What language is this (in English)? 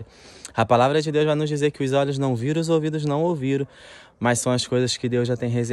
Portuguese